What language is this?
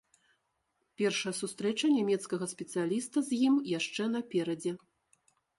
Belarusian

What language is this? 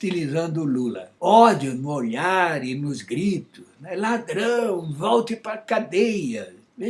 Portuguese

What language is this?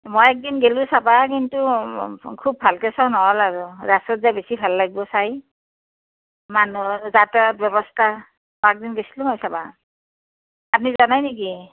Assamese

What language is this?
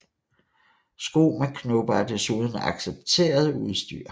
Danish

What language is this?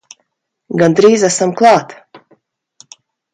Latvian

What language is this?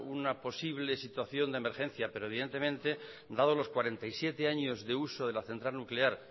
Spanish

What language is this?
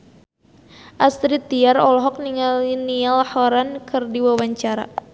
Sundanese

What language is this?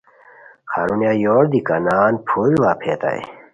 Khowar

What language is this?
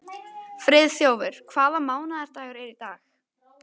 Icelandic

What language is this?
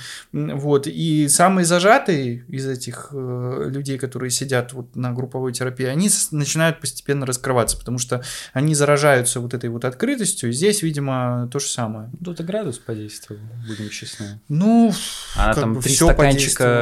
Russian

